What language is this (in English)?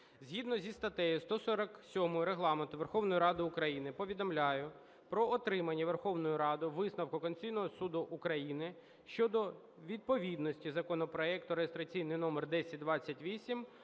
Ukrainian